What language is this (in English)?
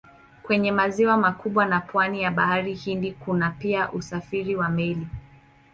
Swahili